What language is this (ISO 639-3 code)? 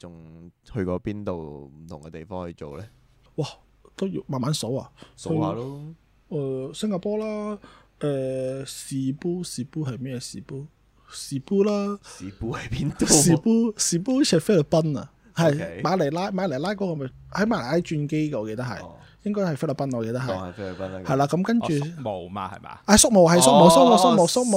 zho